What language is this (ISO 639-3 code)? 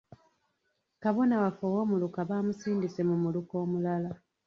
lug